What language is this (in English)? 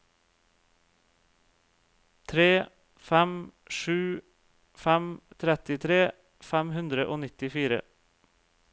Norwegian